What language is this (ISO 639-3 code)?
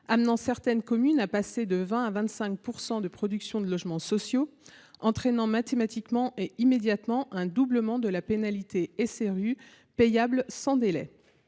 fra